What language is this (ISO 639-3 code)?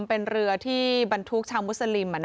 tha